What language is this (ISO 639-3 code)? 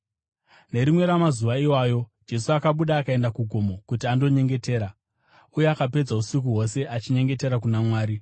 sna